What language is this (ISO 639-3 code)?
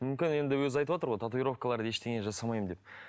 kaz